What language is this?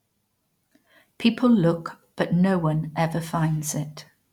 English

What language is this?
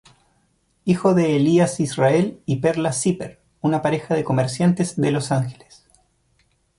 Spanish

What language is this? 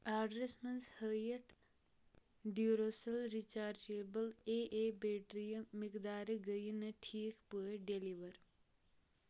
Kashmiri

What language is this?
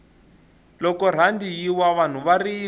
Tsonga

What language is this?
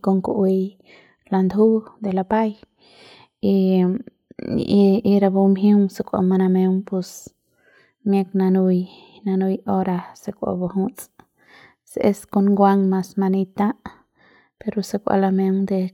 Central Pame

